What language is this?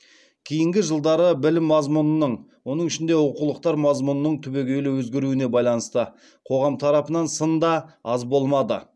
Kazakh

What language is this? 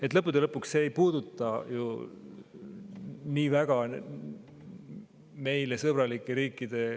Estonian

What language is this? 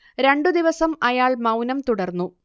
Malayalam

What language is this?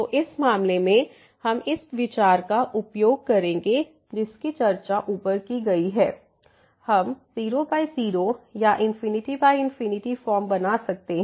Hindi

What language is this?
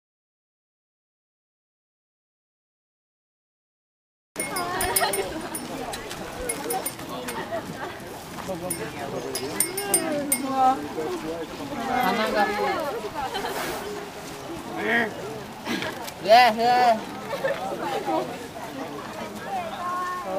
Japanese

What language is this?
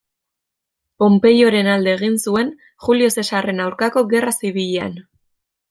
Basque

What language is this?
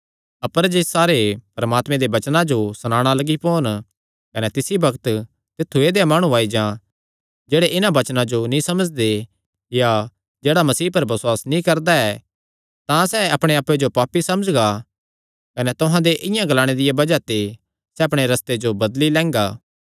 Kangri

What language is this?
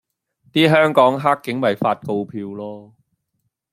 Cantonese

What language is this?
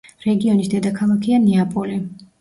Georgian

